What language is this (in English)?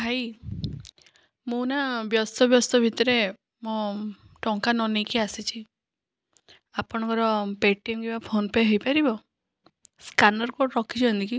Odia